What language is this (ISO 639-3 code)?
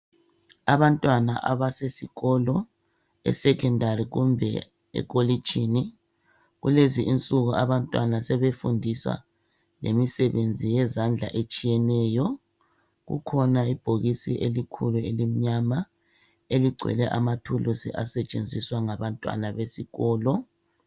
nde